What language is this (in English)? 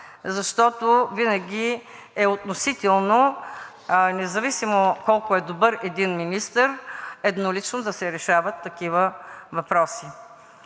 Bulgarian